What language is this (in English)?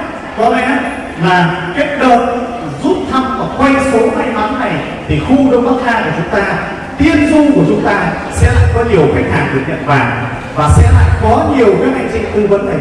Vietnamese